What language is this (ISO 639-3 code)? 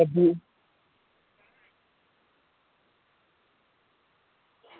doi